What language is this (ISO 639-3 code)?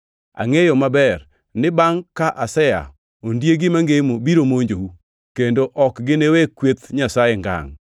luo